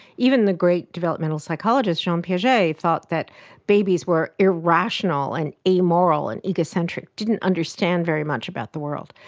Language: English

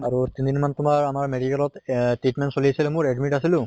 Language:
Assamese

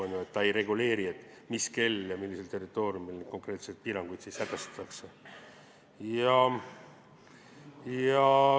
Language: Estonian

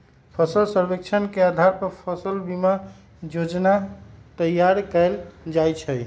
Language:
Magahi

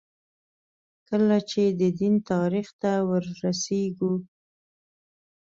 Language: Pashto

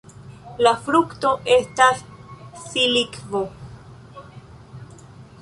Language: Esperanto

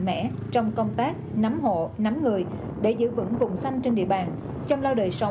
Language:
Vietnamese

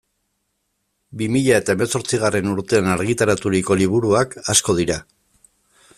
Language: Basque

